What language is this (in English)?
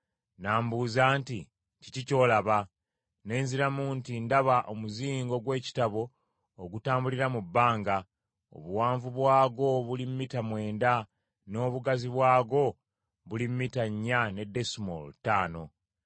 Ganda